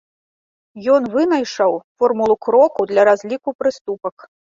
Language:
Belarusian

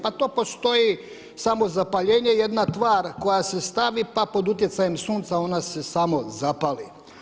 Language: Croatian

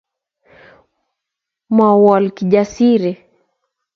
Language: Kalenjin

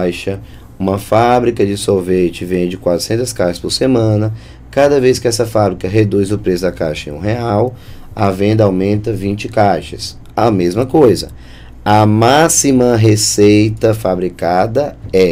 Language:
Portuguese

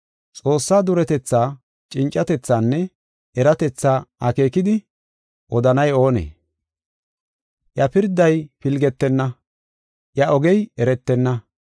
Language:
Gofa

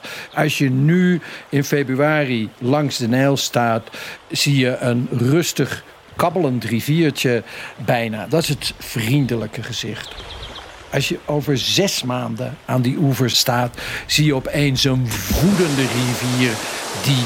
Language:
Dutch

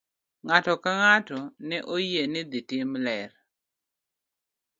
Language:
Luo (Kenya and Tanzania)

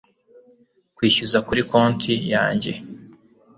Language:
Kinyarwanda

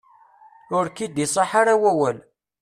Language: Kabyle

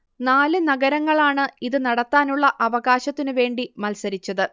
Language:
Malayalam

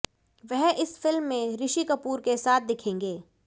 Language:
Hindi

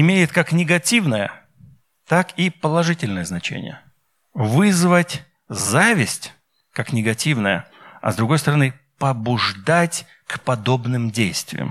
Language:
Russian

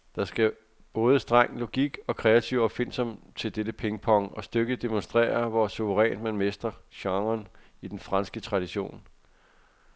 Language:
Danish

